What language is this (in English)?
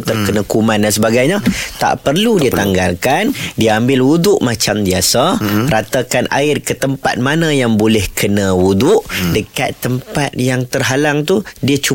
Malay